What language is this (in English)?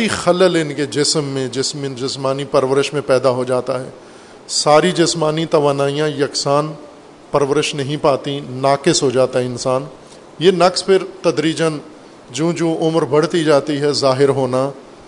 Urdu